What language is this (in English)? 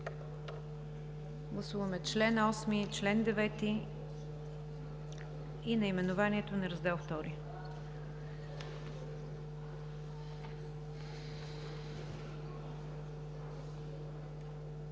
Bulgarian